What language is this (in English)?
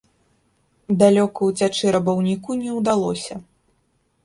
Belarusian